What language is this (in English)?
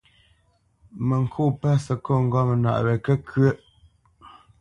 Bamenyam